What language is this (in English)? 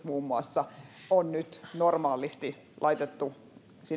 Finnish